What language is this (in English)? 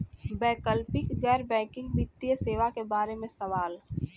Bhojpuri